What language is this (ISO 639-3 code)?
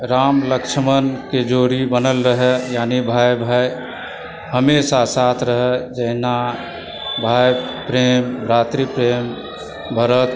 mai